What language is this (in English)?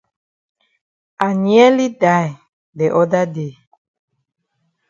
Cameroon Pidgin